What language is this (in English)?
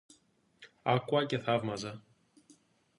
Greek